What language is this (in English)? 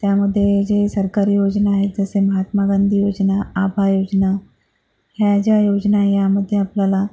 Marathi